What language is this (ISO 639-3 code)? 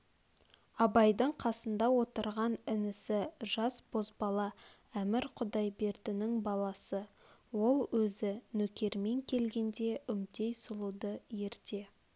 kaz